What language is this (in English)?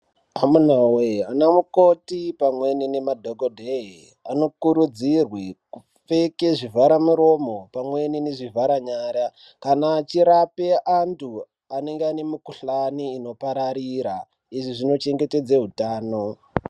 Ndau